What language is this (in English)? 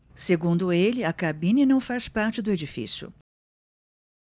Portuguese